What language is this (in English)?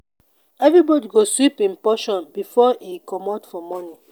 Nigerian Pidgin